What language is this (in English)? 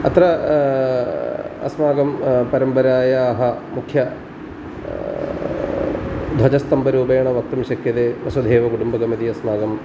Sanskrit